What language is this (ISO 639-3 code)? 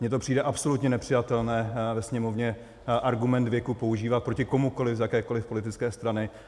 ces